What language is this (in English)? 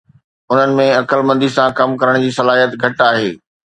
Sindhi